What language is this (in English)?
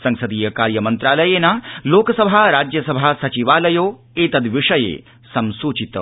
Sanskrit